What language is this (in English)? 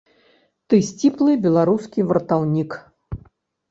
Belarusian